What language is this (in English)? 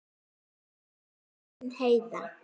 Icelandic